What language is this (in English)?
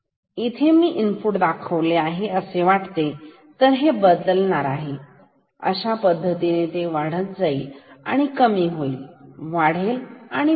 Marathi